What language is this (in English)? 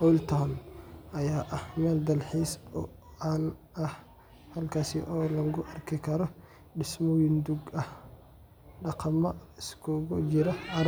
Somali